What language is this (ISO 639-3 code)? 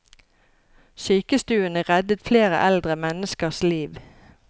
nor